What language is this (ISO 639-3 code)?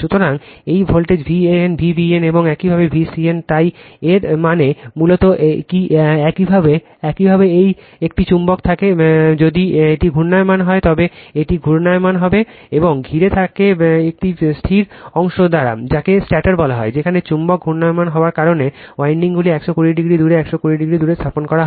ben